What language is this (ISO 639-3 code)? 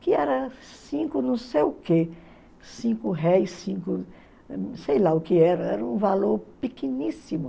por